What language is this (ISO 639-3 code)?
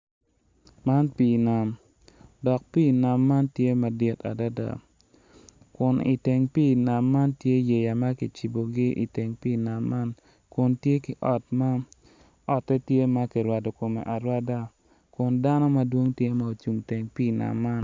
ach